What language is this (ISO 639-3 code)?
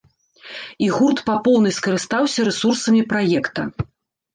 bel